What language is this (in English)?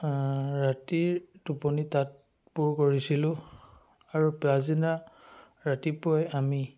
Assamese